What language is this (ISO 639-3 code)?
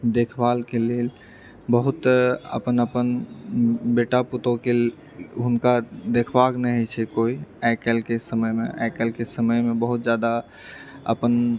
mai